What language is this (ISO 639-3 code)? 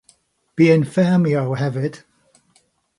cym